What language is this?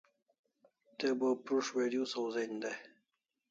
Kalasha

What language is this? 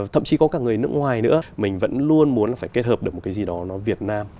Vietnamese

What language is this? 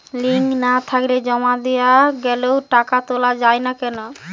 Bangla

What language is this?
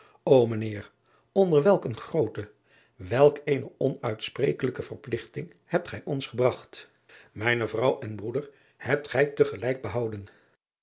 Dutch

